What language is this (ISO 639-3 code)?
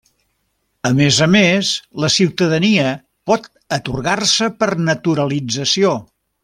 cat